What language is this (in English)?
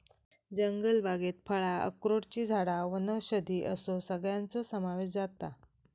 Marathi